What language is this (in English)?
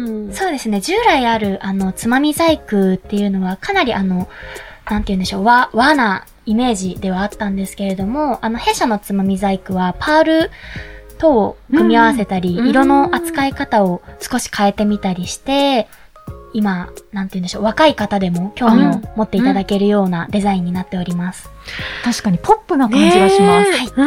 Japanese